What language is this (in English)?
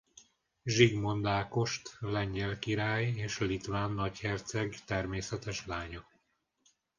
Hungarian